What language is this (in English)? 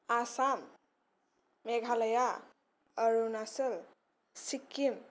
Bodo